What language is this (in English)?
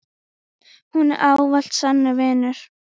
Icelandic